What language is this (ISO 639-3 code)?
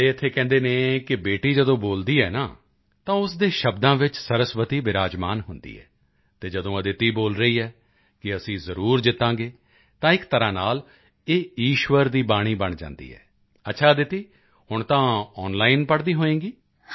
pan